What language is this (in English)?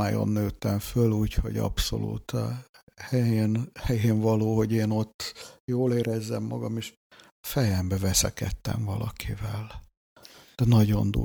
Hungarian